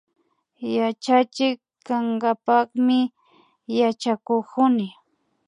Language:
Imbabura Highland Quichua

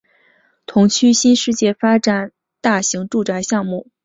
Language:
Chinese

